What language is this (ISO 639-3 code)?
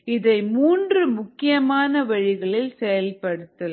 tam